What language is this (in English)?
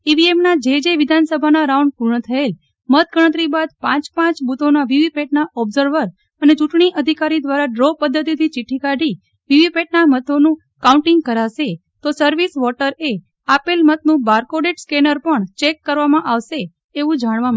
Gujarati